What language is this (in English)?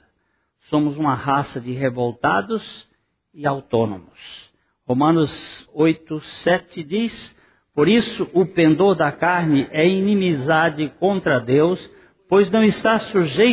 Portuguese